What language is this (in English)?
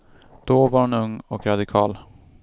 Swedish